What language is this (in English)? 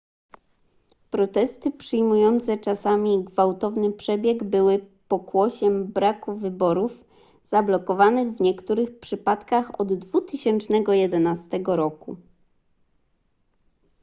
Polish